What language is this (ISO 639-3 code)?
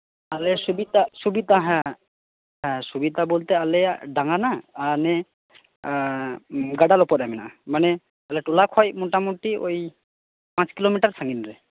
sat